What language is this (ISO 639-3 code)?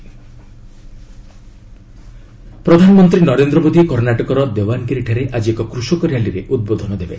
ori